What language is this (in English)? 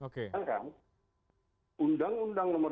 Indonesian